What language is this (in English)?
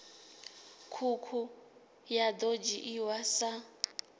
Venda